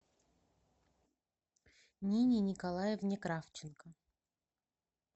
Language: Russian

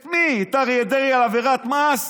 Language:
Hebrew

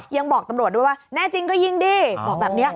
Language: Thai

